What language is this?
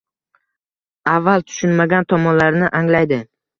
Uzbek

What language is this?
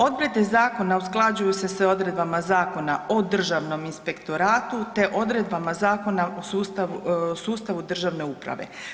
Croatian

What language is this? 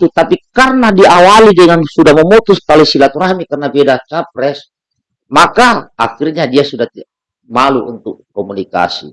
Indonesian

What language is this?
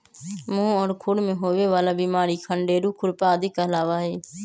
Magahi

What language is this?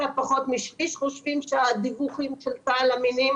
Hebrew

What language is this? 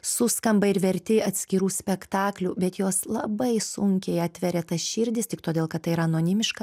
Lithuanian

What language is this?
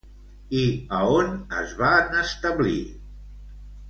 Catalan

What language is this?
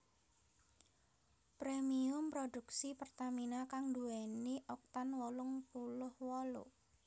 Javanese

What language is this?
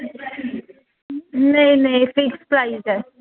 Dogri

